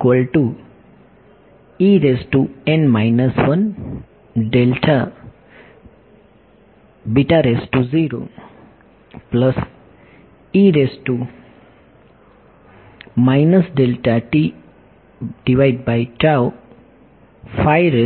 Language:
Gujarati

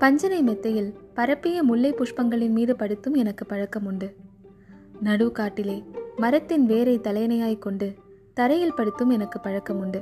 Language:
Tamil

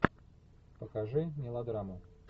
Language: Russian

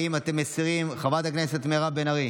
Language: Hebrew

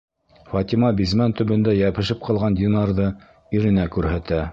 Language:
Bashkir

